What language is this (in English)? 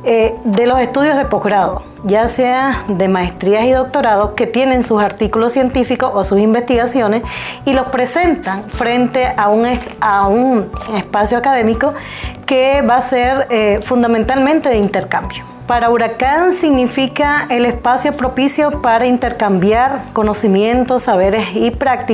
Spanish